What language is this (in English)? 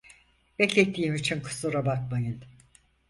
Turkish